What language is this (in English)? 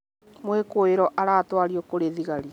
Kikuyu